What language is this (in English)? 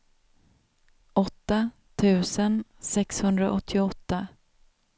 Swedish